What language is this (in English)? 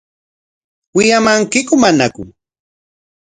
Corongo Ancash Quechua